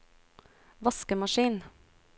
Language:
Norwegian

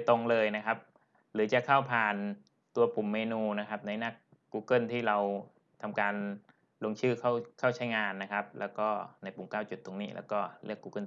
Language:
Thai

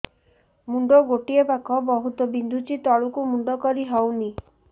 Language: Odia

